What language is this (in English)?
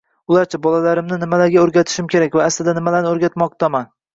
Uzbek